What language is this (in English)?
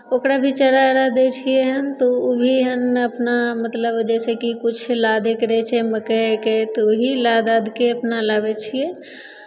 Maithili